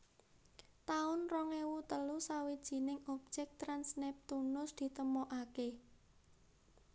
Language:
Javanese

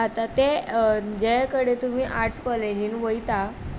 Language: Konkani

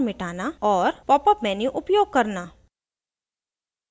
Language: Hindi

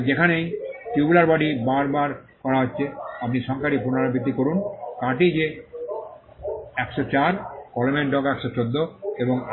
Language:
Bangla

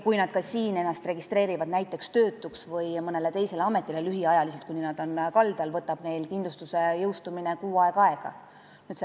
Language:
Estonian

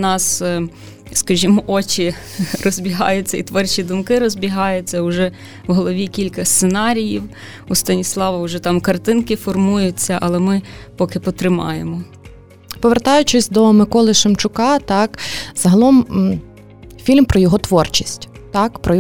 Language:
Ukrainian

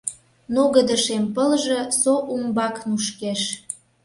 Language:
Mari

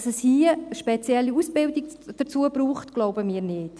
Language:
Swiss German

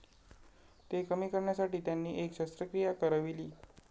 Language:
Marathi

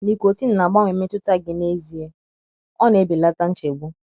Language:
Igbo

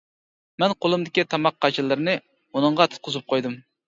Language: Uyghur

